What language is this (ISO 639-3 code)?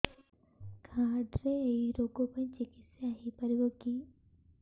ori